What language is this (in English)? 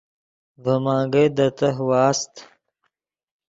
Yidgha